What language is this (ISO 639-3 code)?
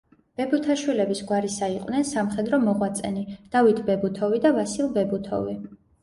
kat